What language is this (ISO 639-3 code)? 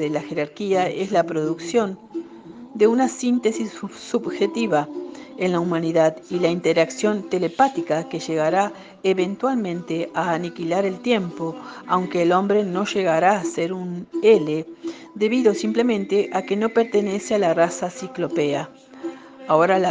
spa